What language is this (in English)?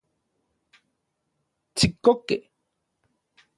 Central Puebla Nahuatl